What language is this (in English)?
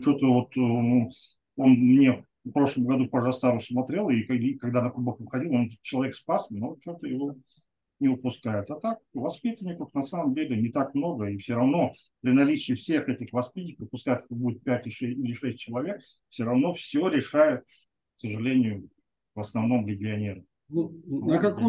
Russian